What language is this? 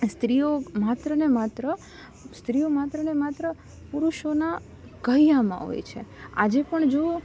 Gujarati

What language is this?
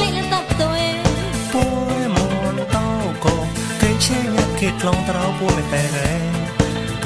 Thai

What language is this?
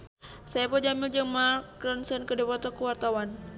Sundanese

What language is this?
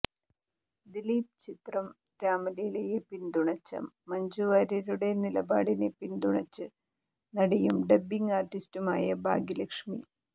Malayalam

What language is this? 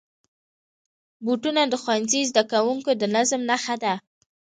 Pashto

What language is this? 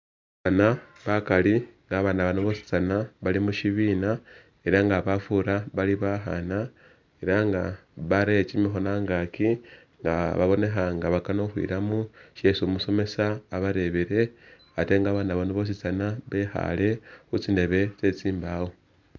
Masaaba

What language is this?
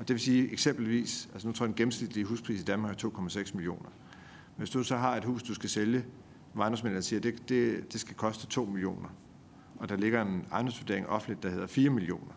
Danish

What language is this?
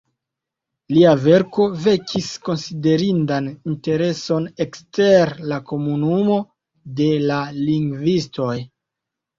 Esperanto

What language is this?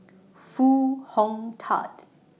English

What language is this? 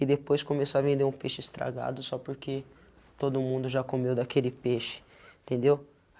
Portuguese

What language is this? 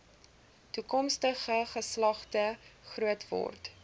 Afrikaans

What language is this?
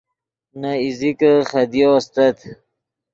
Yidgha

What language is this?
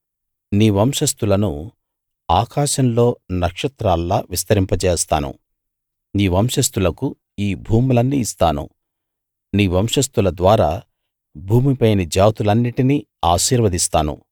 Telugu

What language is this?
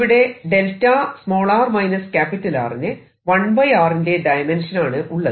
Malayalam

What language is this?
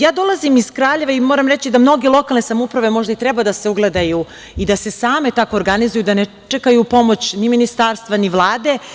Serbian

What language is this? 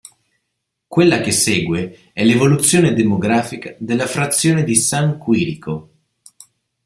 Italian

